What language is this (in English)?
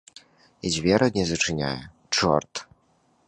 Belarusian